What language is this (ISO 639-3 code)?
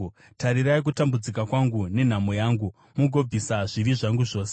sna